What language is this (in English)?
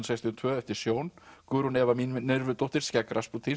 Icelandic